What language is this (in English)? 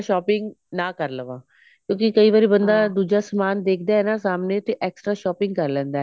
Punjabi